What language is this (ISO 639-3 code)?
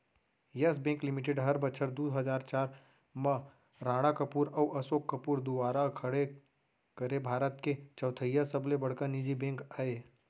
hne